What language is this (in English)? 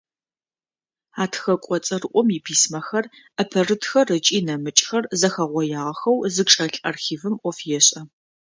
Adyghe